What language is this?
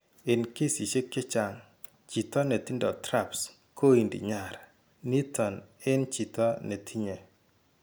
Kalenjin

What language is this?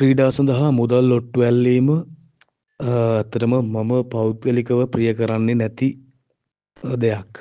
Sinhala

